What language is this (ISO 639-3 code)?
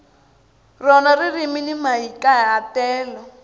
tso